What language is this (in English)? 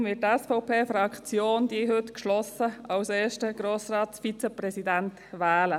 Swiss German